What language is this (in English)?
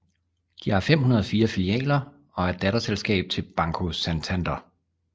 Danish